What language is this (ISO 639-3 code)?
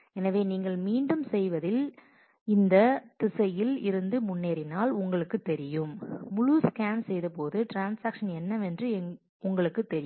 tam